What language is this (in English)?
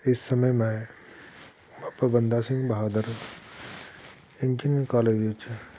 Punjabi